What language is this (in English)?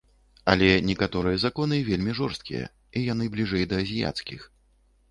Belarusian